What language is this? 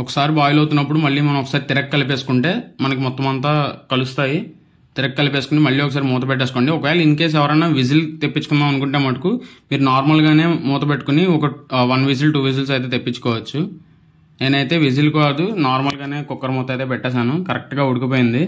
Telugu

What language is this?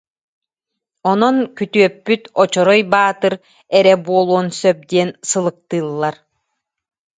Yakut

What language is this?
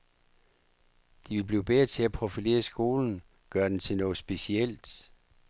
Danish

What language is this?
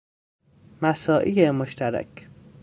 Persian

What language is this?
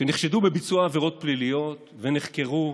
Hebrew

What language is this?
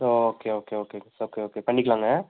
Tamil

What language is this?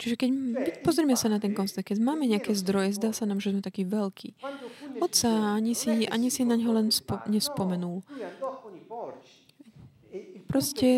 Slovak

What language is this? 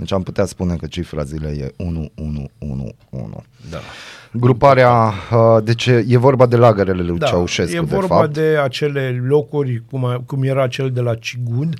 Romanian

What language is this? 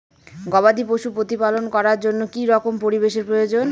Bangla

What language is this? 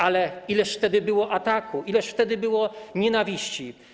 Polish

